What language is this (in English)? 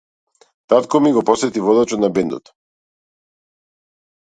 Macedonian